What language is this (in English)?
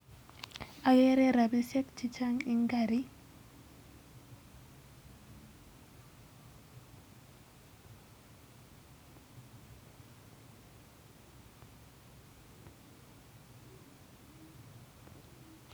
Kalenjin